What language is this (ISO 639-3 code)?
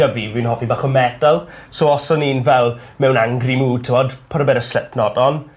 cym